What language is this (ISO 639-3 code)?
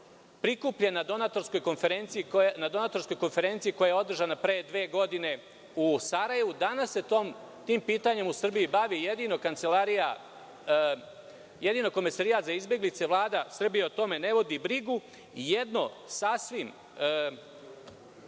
srp